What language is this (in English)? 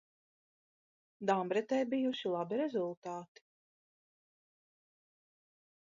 Latvian